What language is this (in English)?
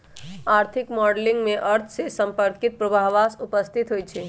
Magahi